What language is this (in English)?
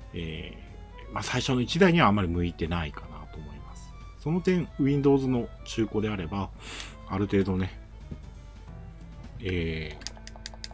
Japanese